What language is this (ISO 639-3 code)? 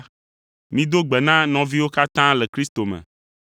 ewe